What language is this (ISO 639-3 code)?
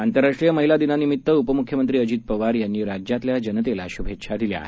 mar